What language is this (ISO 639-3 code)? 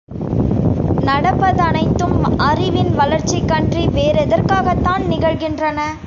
tam